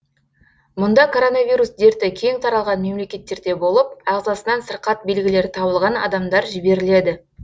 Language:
Kazakh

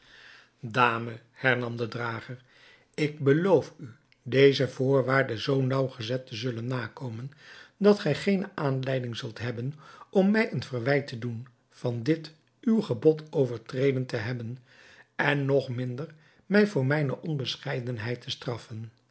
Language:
Dutch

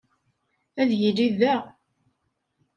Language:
Kabyle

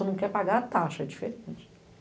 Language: Portuguese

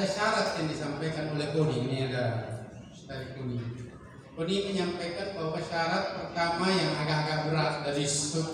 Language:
Indonesian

